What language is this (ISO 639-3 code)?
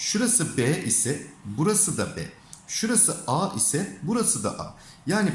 tur